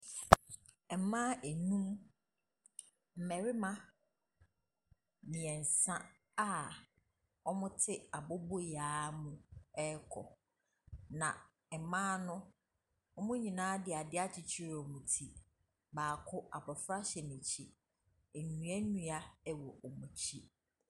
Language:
Akan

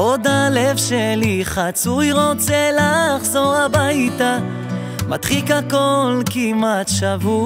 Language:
Hebrew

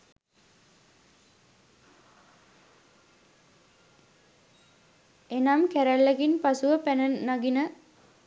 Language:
Sinhala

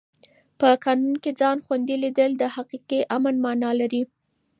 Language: Pashto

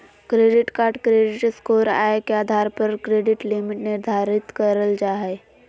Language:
Magahi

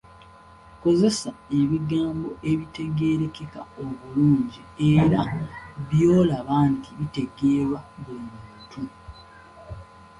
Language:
Ganda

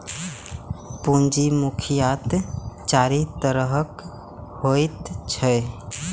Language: Maithili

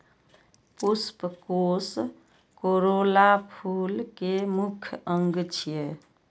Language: Maithili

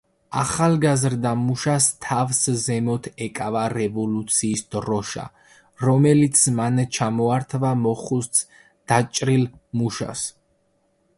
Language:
Georgian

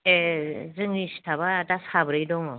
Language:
Bodo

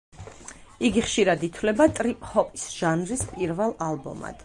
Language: Georgian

